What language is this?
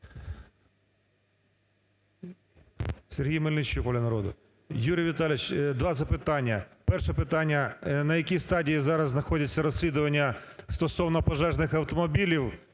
Ukrainian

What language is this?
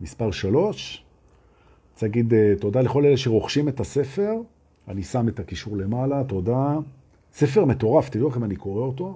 Hebrew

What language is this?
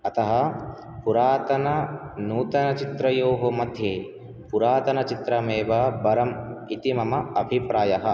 Sanskrit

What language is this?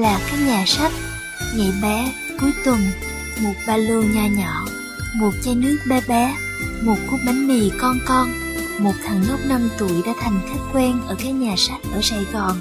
Vietnamese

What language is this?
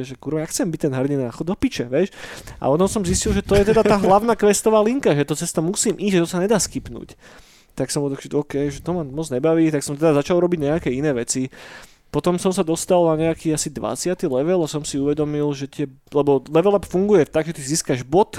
Slovak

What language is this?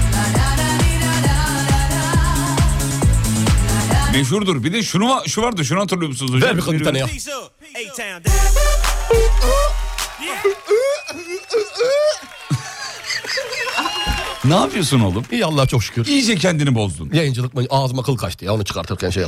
Turkish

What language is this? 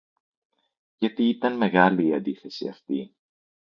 Greek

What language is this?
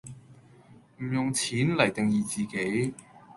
Cantonese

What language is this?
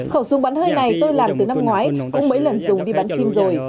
Vietnamese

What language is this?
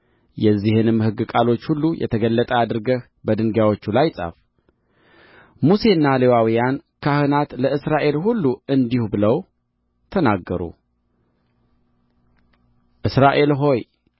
Amharic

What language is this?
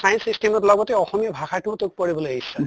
Assamese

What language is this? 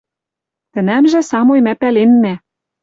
Western Mari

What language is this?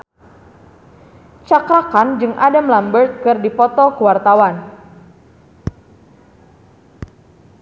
Sundanese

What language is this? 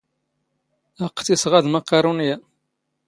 Standard Moroccan Tamazight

